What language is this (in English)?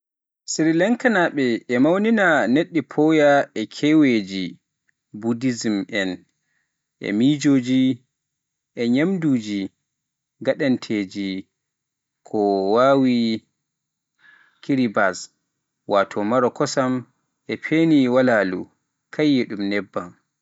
Pular